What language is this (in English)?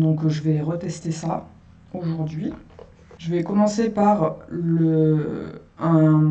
French